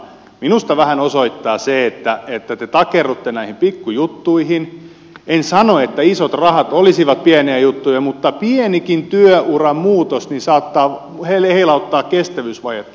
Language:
Finnish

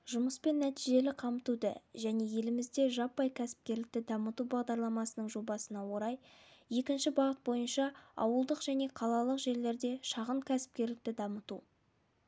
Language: Kazakh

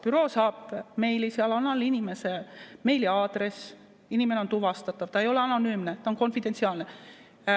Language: Estonian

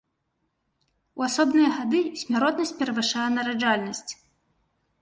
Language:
Belarusian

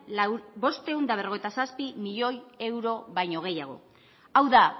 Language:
Basque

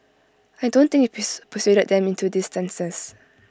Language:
English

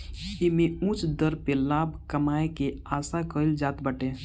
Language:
Bhojpuri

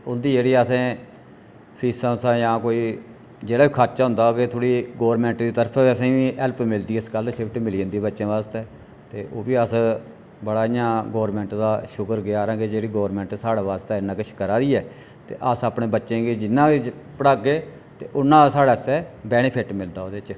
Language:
Dogri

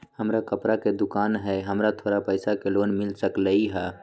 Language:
Magahi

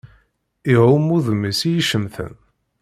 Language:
Kabyle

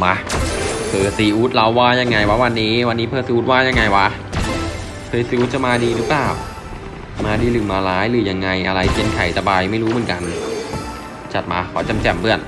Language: Thai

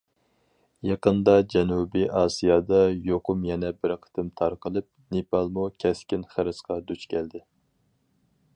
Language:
Uyghur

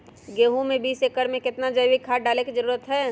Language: Magahi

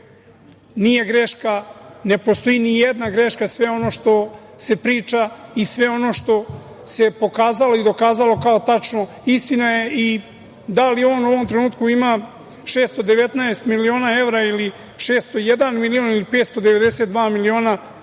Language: Serbian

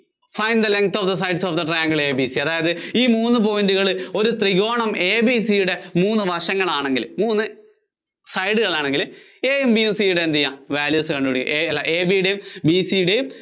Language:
Malayalam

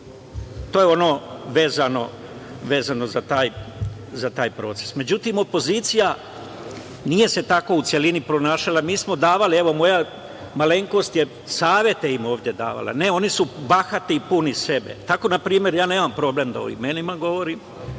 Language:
Serbian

